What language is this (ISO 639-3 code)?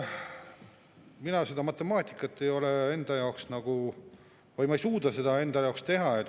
est